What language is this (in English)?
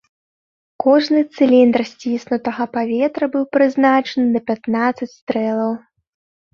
Belarusian